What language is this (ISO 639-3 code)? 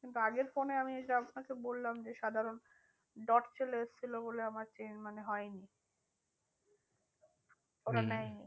ben